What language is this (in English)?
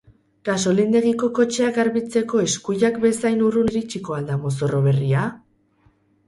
Basque